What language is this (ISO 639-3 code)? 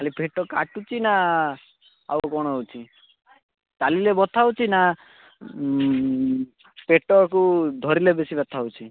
ori